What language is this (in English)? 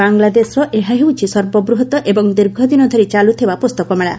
Odia